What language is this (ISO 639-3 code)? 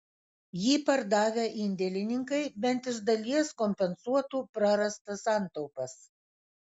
lit